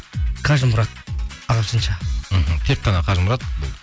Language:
Kazakh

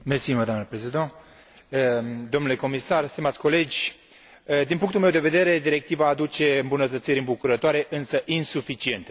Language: Romanian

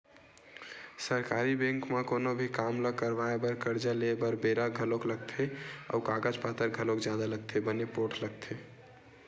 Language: Chhattisgarhi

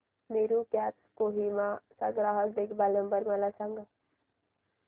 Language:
Marathi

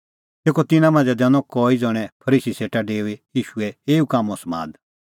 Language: Kullu Pahari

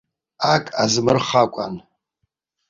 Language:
Abkhazian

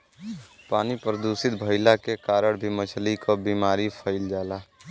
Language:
Bhojpuri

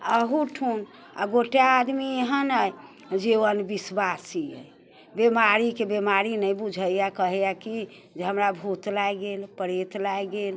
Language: Maithili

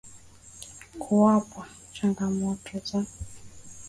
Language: Swahili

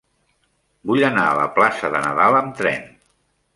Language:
Catalan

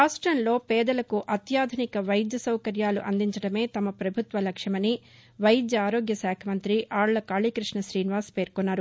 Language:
Telugu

